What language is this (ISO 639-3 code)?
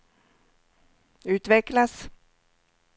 swe